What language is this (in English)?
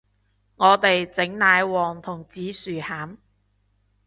Cantonese